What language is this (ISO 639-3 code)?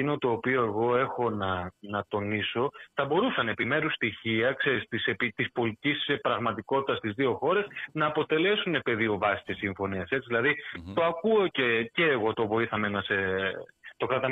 ell